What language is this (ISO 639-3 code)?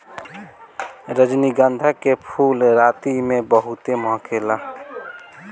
bho